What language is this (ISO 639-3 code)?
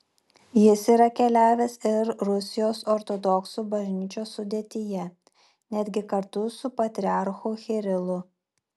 lit